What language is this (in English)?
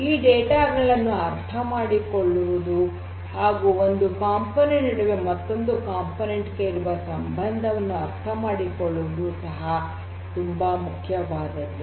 Kannada